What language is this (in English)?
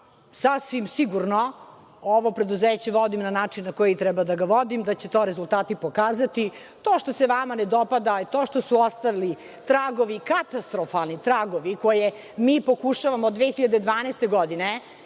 Serbian